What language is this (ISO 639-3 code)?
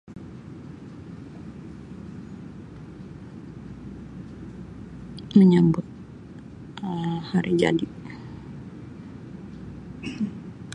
msi